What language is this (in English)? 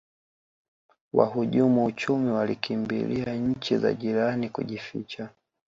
Swahili